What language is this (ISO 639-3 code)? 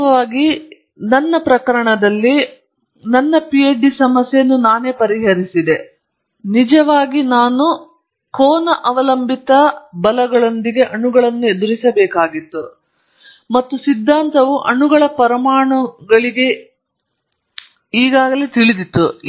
kan